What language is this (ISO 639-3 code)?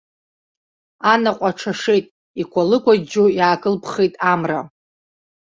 abk